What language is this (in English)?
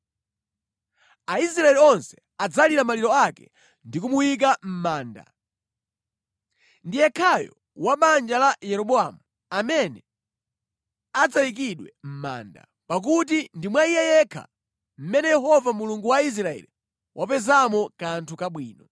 Nyanja